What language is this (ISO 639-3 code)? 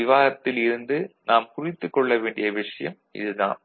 tam